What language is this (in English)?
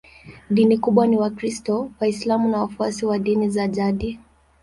Swahili